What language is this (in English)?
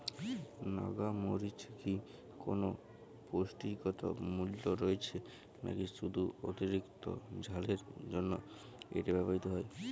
Bangla